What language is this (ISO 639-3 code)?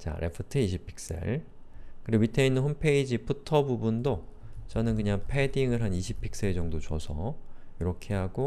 kor